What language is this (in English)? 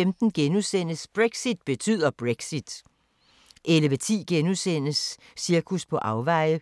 Danish